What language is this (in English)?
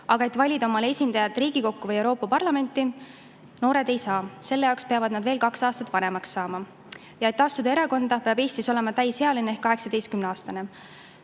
Estonian